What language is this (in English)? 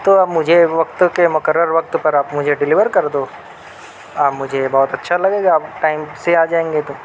Urdu